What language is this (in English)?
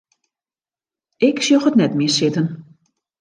Western Frisian